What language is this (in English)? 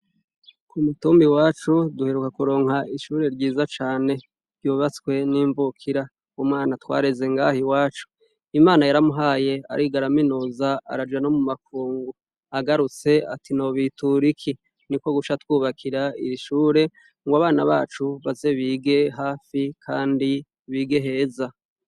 Rundi